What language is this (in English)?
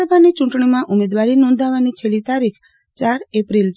Gujarati